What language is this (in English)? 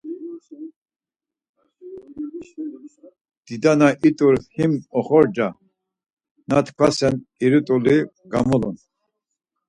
Laz